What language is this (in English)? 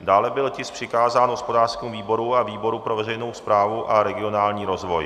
Czech